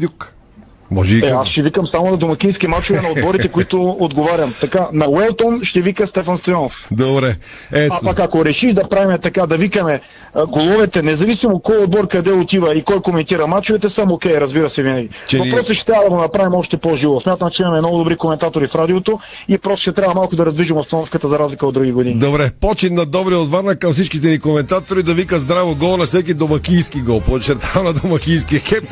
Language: Bulgarian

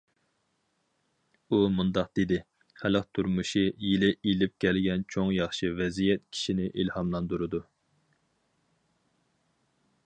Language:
Uyghur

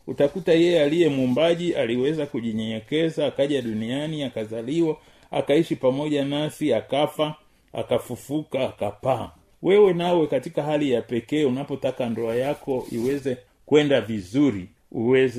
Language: Swahili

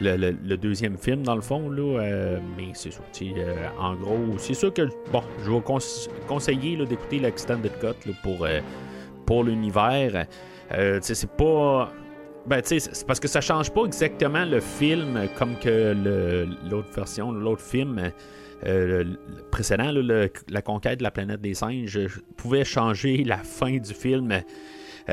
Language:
French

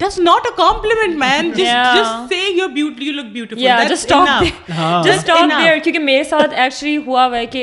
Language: Urdu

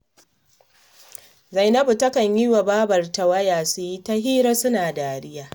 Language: Hausa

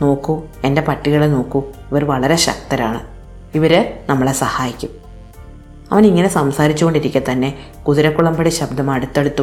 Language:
Malayalam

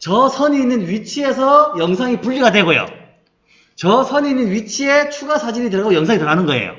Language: Korean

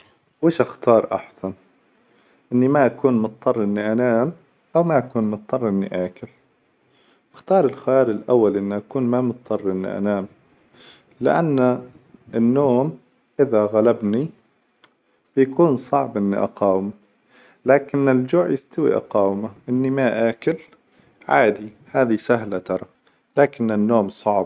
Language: Hijazi Arabic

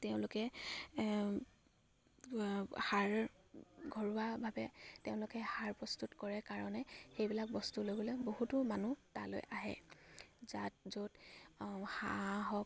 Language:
Assamese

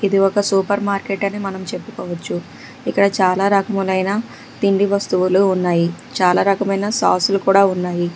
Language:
Telugu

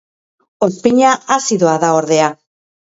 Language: Basque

